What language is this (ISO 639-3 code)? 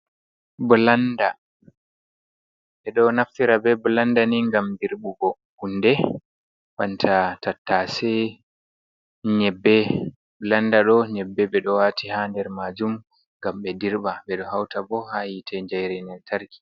ful